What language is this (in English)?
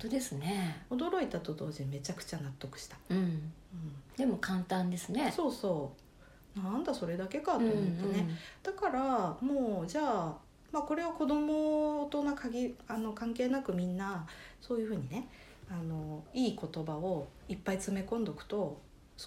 Japanese